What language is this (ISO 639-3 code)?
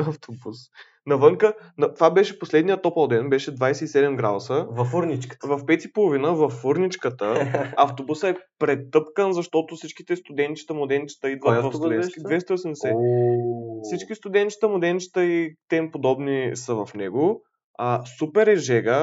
bul